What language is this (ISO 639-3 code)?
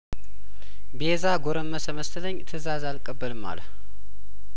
amh